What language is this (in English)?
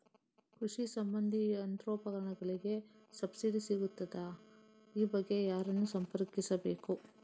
Kannada